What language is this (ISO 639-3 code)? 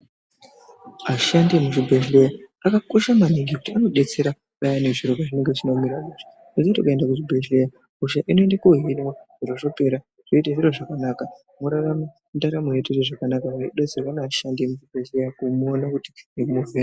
ndc